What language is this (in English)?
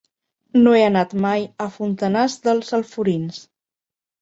Catalan